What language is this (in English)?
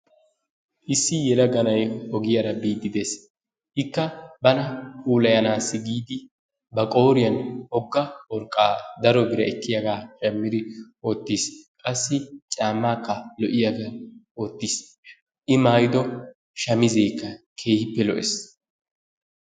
Wolaytta